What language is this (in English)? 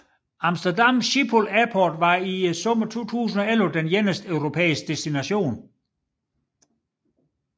Danish